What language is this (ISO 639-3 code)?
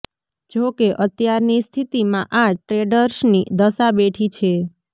guj